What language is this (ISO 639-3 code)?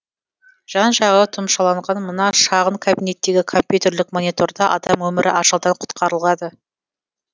kaz